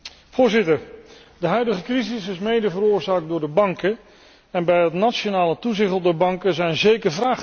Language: Dutch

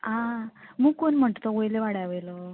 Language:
Konkani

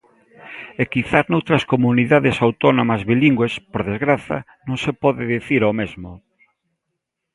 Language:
Galician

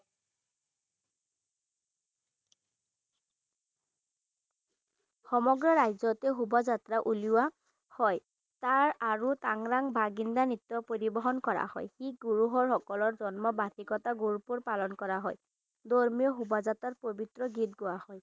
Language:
Assamese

